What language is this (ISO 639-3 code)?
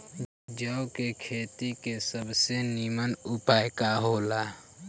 bho